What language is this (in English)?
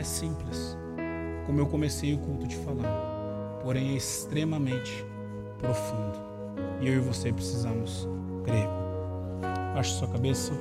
Portuguese